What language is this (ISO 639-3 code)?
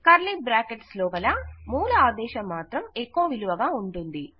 tel